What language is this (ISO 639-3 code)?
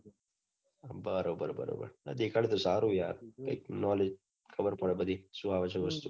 guj